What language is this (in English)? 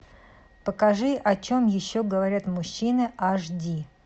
Russian